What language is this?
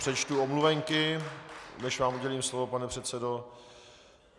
Czech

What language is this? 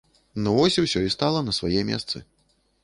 Belarusian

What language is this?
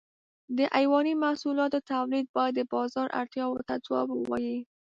Pashto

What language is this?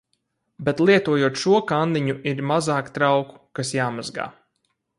Latvian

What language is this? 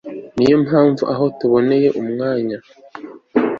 Kinyarwanda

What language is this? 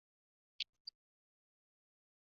Chinese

